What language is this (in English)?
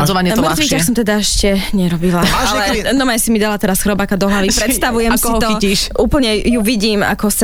Slovak